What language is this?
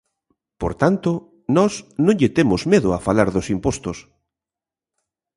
Galician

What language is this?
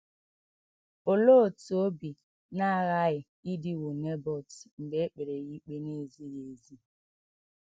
Igbo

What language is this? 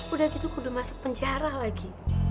Indonesian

